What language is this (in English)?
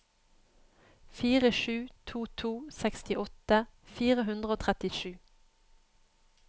Norwegian